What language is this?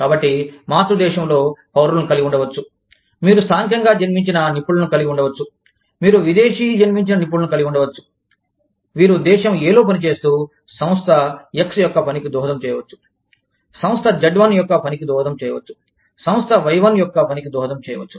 Telugu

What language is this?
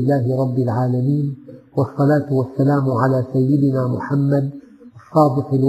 Arabic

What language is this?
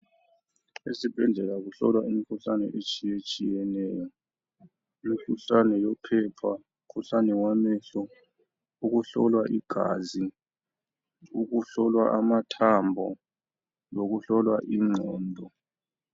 North Ndebele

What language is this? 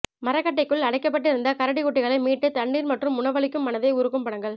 Tamil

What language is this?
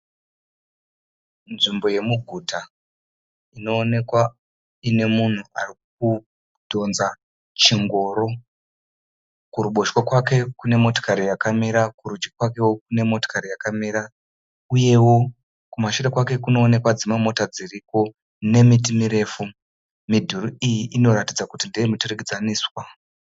Shona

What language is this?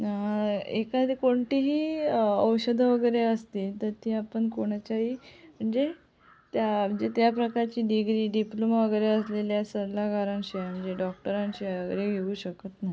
Marathi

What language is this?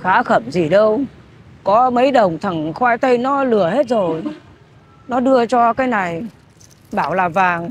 Vietnamese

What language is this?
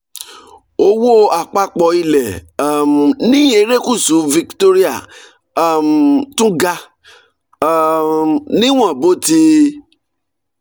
Yoruba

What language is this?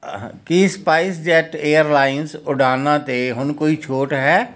Punjabi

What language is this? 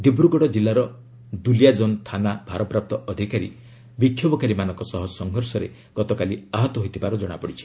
Odia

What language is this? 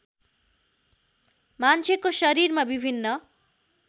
Nepali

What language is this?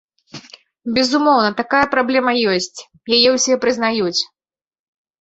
Belarusian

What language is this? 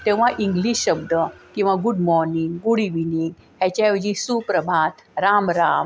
Marathi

